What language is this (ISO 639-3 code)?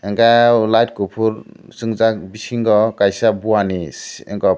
trp